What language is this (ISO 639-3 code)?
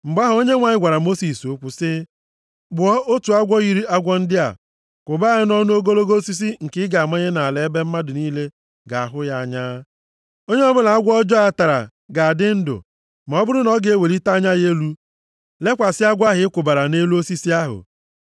ibo